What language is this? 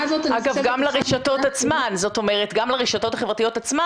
Hebrew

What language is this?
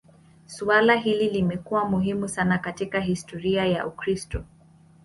Swahili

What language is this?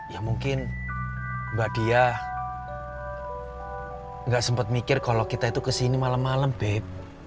Indonesian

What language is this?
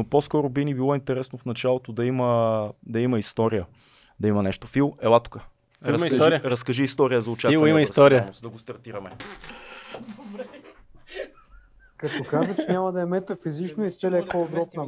Bulgarian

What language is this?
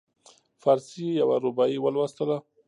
Pashto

